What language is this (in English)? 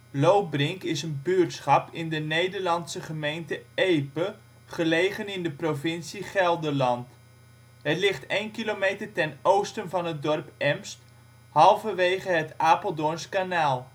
Dutch